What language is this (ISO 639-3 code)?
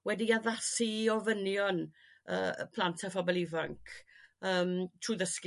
cym